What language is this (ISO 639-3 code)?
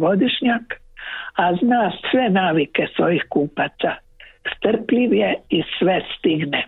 hrv